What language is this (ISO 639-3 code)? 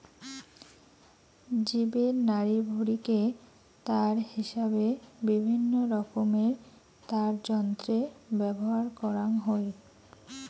ben